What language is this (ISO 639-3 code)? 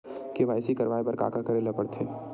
hne